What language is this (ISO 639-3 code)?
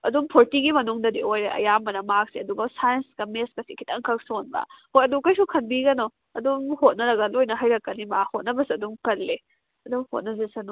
mni